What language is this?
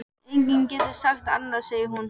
Icelandic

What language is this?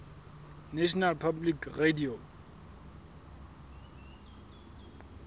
Southern Sotho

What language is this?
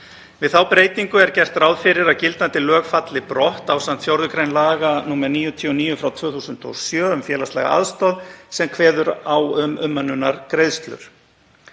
Icelandic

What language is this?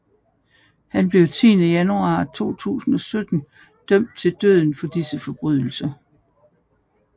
Danish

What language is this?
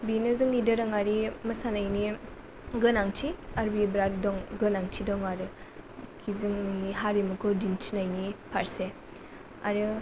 Bodo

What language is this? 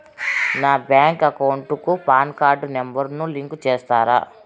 Telugu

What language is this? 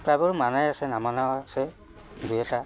Assamese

